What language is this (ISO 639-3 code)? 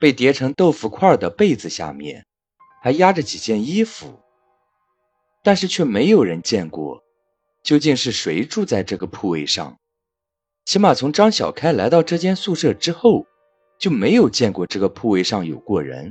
zho